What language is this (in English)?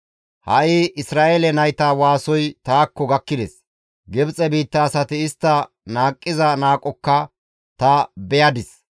Gamo